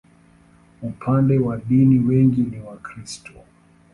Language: Swahili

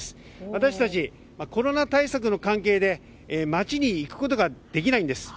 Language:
Japanese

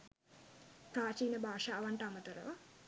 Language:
Sinhala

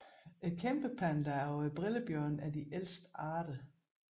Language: Danish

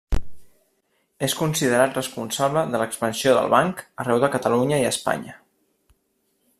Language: Catalan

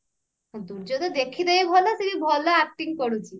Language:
Odia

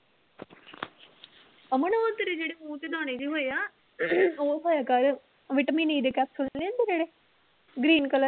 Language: Punjabi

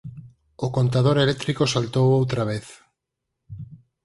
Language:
Galician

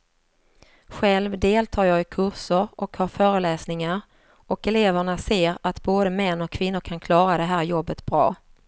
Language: Swedish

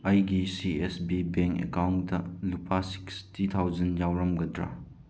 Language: Manipuri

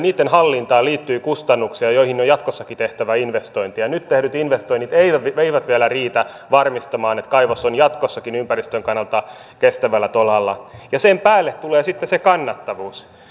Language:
Finnish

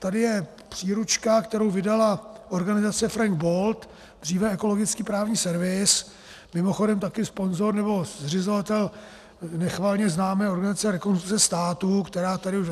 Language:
Czech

